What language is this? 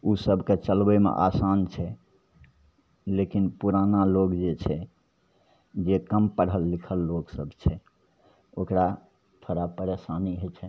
Maithili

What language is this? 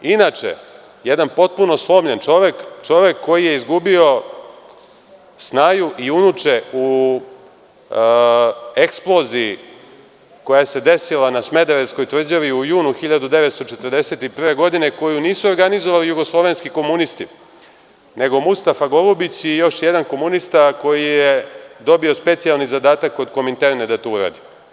Serbian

